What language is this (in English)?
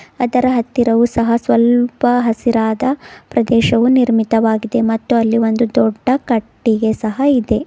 Kannada